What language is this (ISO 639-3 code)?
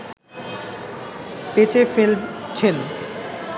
ben